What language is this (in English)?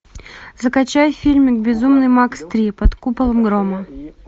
Russian